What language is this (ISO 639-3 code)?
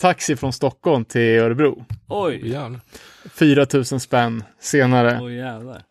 swe